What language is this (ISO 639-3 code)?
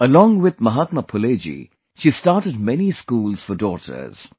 eng